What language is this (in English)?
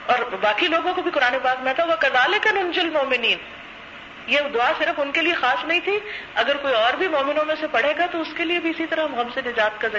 Urdu